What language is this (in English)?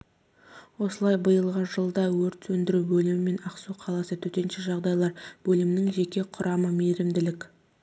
Kazakh